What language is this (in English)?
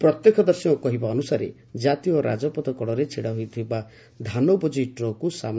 Odia